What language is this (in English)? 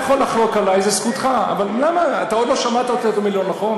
Hebrew